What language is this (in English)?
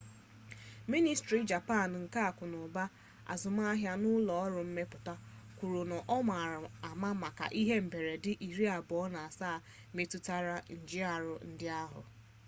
Igbo